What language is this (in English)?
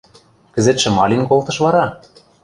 Western Mari